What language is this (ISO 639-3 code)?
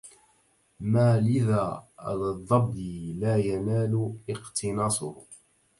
ara